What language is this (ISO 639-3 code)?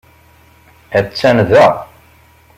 kab